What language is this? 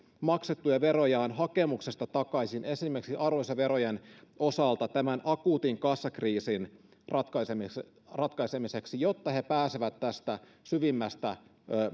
Finnish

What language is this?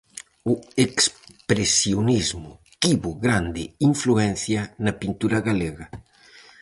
Galician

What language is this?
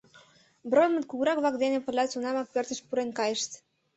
Mari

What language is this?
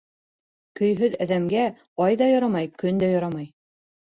Bashkir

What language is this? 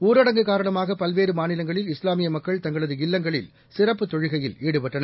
Tamil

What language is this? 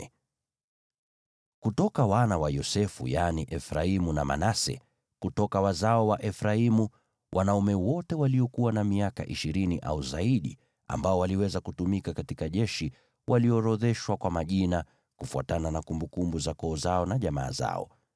Swahili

